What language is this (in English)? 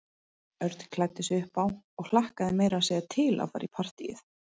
Icelandic